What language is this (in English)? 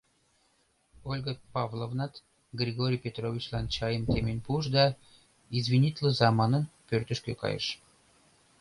Mari